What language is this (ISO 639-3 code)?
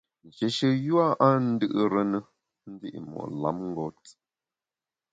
bax